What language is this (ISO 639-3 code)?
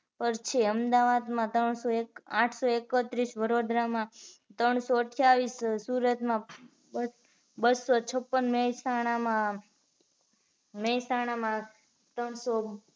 guj